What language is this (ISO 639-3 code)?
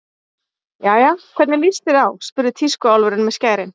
isl